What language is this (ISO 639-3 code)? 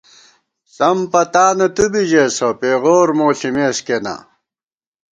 gwt